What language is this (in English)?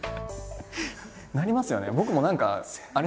Japanese